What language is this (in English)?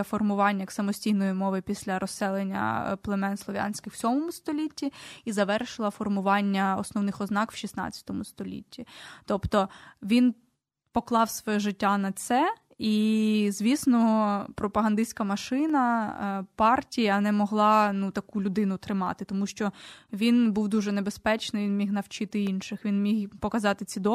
Ukrainian